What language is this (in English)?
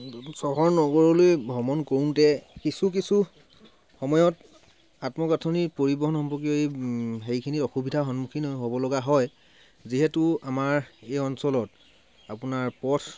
Assamese